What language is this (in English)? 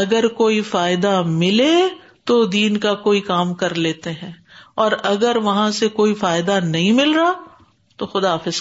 Urdu